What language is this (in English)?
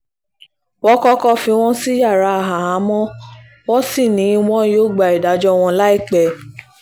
Yoruba